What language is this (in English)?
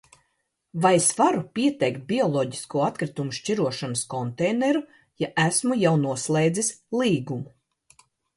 Latvian